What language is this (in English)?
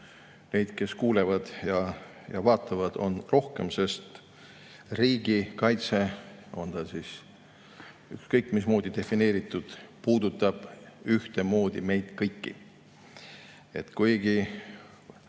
Estonian